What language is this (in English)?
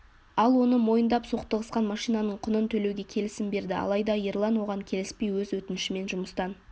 Kazakh